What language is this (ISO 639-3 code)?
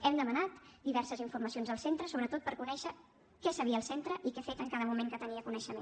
cat